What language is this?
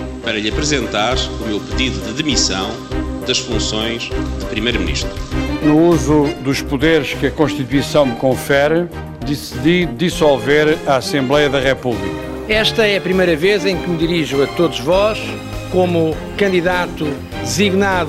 Portuguese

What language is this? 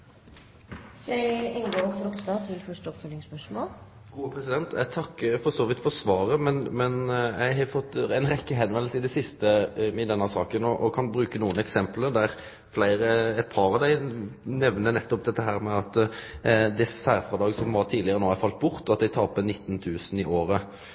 Norwegian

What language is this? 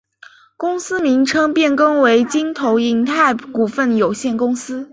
Chinese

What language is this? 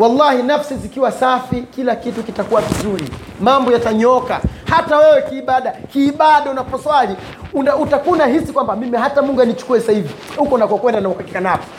Swahili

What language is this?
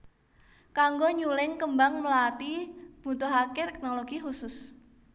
Javanese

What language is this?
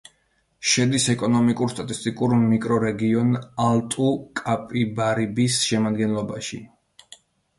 Georgian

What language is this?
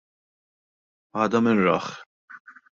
Maltese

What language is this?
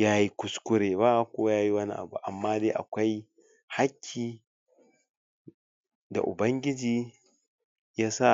Hausa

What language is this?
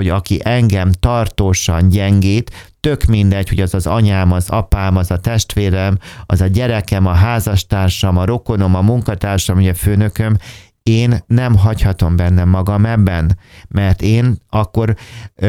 Hungarian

